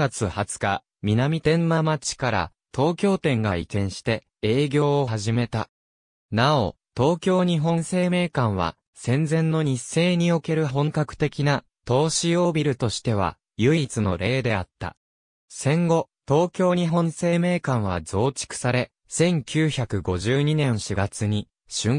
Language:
Japanese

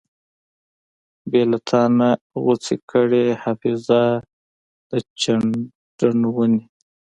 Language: Pashto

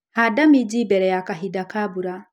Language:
Kikuyu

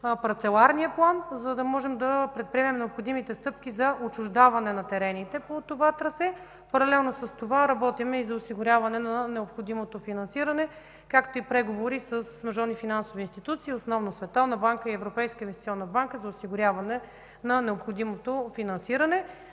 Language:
Bulgarian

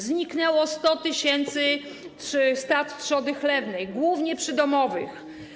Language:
Polish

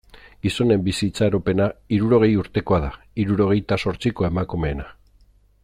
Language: Basque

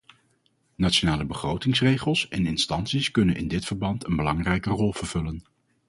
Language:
Dutch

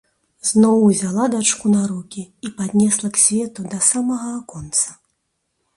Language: Belarusian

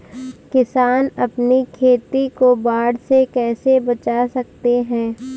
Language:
Hindi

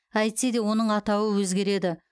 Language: Kazakh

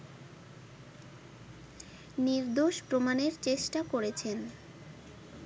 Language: Bangla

